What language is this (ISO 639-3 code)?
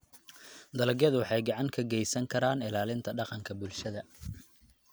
som